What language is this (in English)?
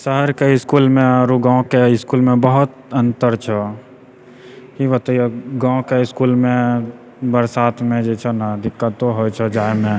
Maithili